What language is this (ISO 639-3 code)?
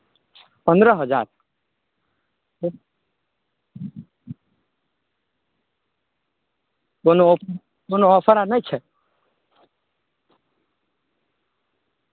mai